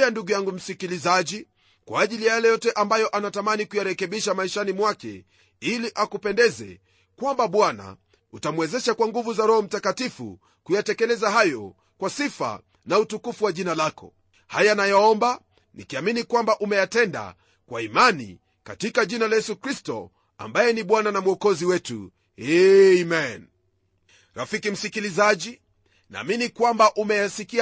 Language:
Swahili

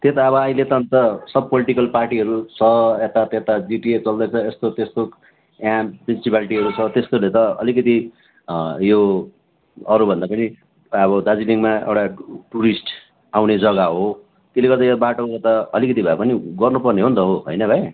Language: Nepali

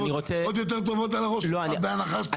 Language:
Hebrew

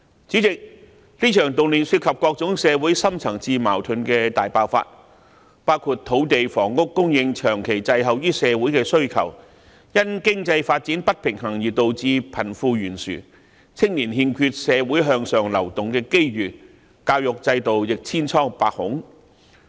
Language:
Cantonese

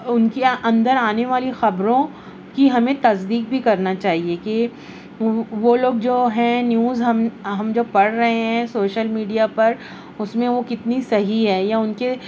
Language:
Urdu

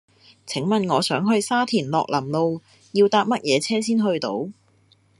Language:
Cantonese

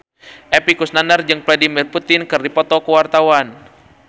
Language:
Sundanese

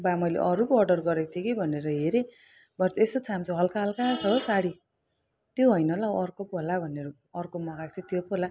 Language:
Nepali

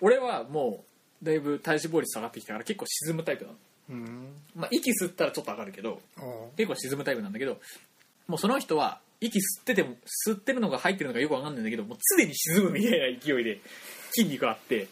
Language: Japanese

